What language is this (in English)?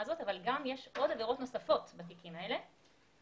Hebrew